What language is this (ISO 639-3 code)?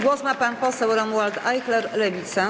pol